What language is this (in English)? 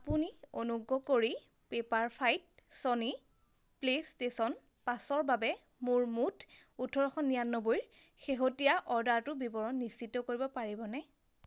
Assamese